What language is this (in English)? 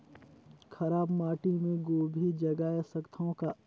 Chhattisgarhi